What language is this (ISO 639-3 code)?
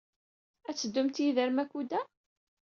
kab